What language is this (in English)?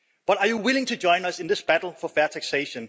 English